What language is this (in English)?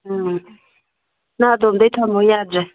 Manipuri